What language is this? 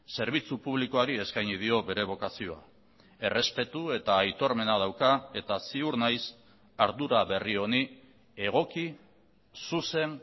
Basque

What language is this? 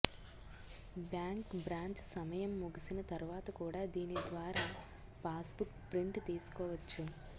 Telugu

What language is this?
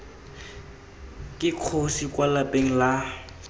Tswana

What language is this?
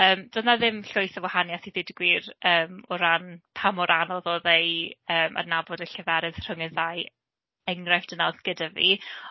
Welsh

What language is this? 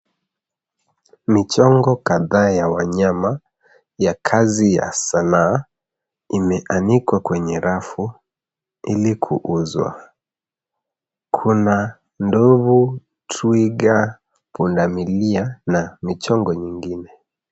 Swahili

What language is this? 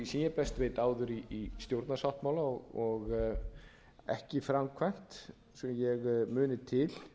Icelandic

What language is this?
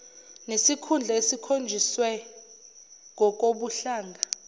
Zulu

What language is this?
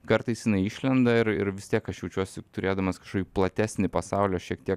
Lithuanian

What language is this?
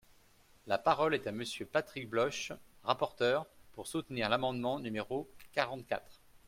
French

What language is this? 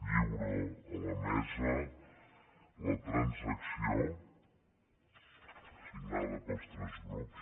Catalan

